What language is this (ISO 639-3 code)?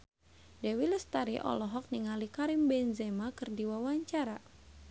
sun